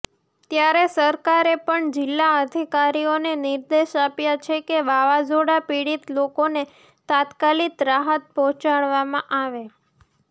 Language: Gujarati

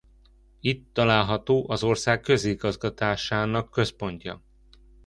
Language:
Hungarian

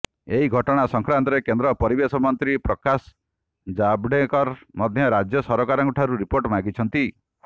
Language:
Odia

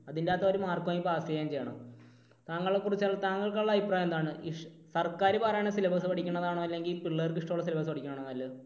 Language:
Malayalam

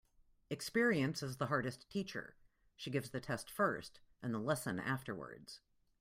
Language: English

